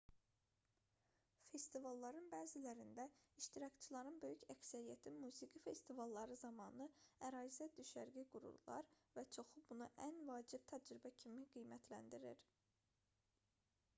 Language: Azerbaijani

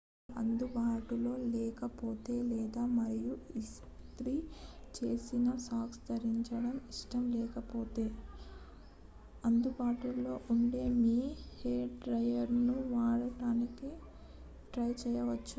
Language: Telugu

